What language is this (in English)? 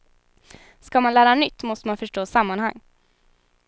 Swedish